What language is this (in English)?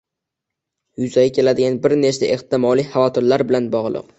Uzbek